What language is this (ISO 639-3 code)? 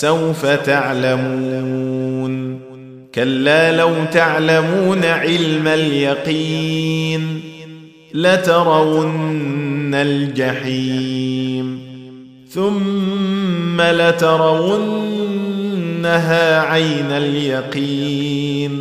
ara